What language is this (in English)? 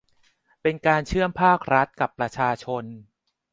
Thai